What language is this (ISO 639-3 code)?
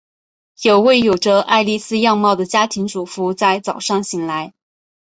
zho